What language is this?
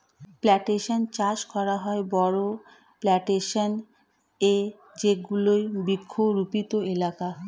Bangla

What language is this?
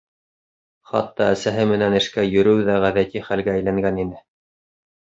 Bashkir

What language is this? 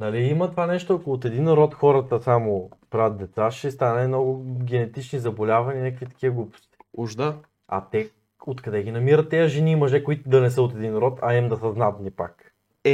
Bulgarian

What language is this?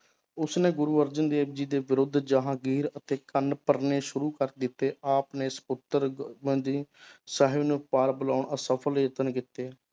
Punjabi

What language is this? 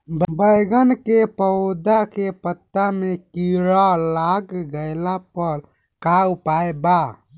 Bhojpuri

